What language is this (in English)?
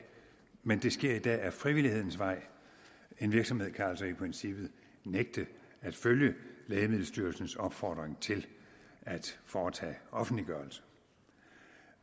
Danish